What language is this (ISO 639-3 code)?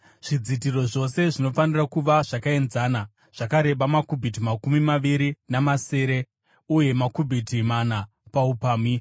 sna